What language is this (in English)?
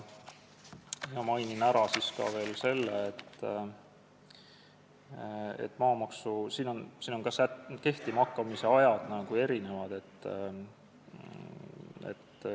Estonian